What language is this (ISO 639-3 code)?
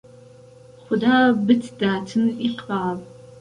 ckb